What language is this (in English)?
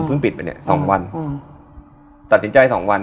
Thai